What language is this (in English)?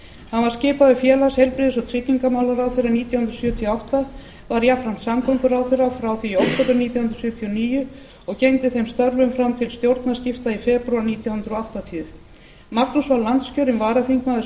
Icelandic